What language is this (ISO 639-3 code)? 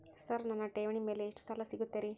kan